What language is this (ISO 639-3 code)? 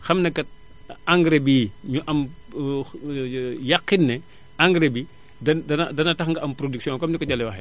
wol